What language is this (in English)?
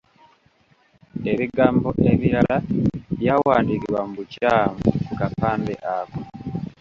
Ganda